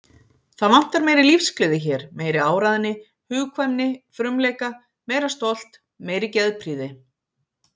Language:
Icelandic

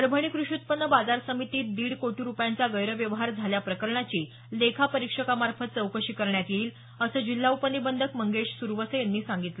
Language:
Marathi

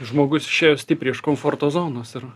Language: Lithuanian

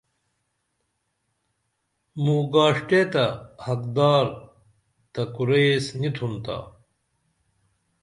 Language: Dameli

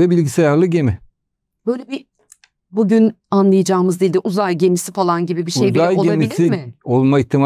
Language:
Turkish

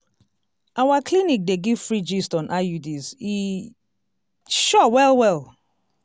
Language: Nigerian Pidgin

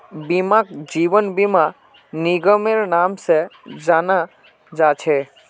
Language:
Magahi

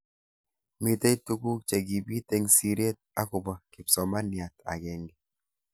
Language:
Kalenjin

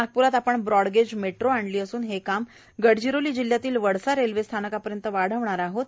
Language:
Marathi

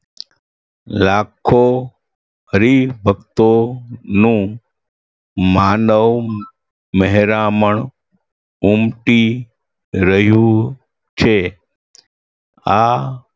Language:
Gujarati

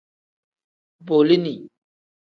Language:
Tem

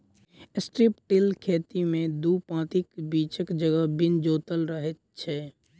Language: Maithili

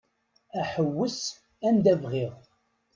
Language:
Kabyle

